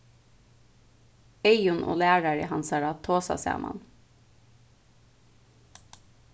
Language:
Faroese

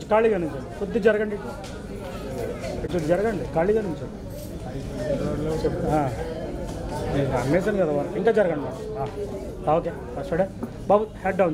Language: Indonesian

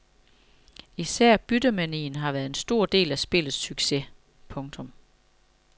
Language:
Danish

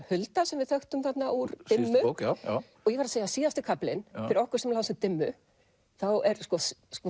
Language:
Icelandic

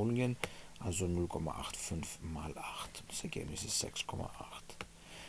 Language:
German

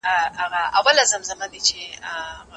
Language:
Pashto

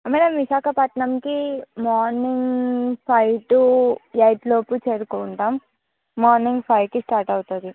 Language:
Telugu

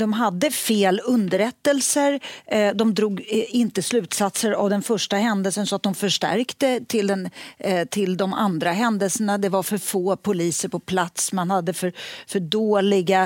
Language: Swedish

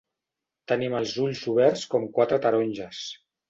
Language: Catalan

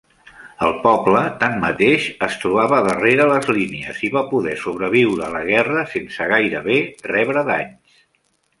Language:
Catalan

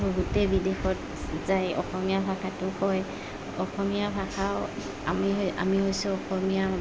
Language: Assamese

